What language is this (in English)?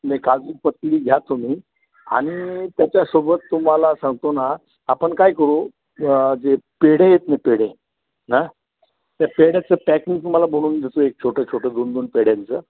Marathi